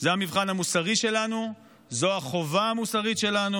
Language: Hebrew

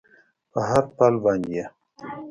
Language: Pashto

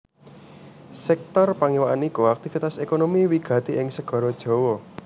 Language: Javanese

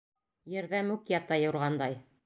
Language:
Bashkir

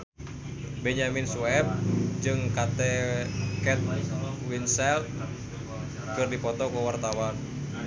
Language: Sundanese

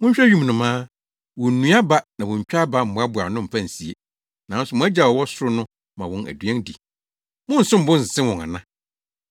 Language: Akan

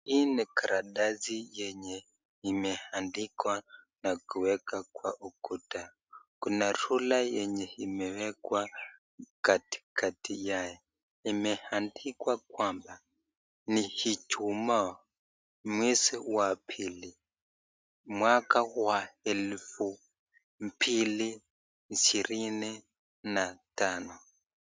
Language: Swahili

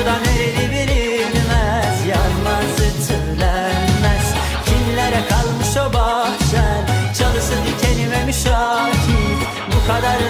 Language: Turkish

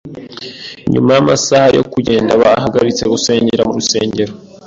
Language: Kinyarwanda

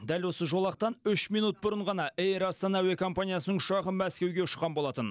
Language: Kazakh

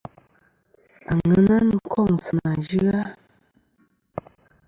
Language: Kom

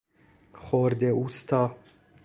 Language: Persian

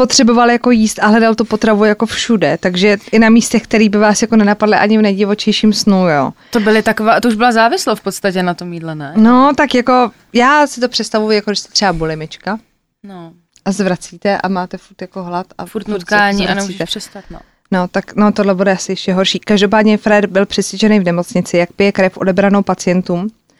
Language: Czech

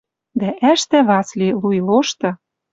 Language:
Western Mari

